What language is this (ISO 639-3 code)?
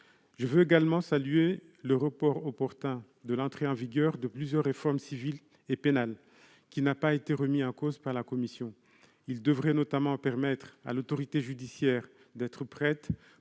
fra